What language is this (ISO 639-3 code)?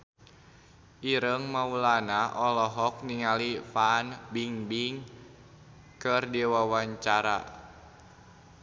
sun